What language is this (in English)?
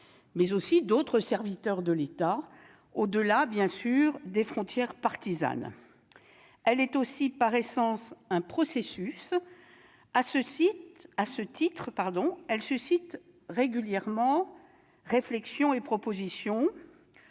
French